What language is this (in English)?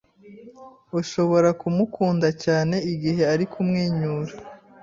Kinyarwanda